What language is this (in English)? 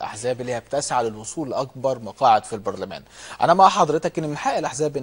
Arabic